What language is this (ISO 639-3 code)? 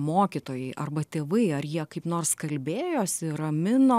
lit